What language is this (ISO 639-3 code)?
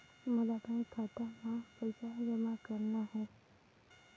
hne